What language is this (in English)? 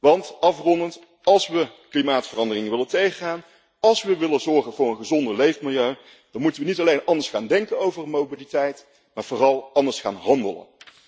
Dutch